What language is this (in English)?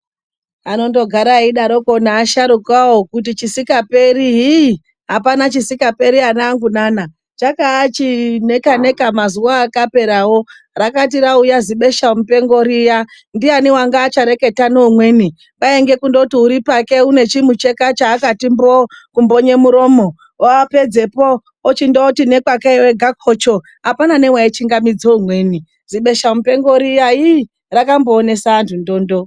Ndau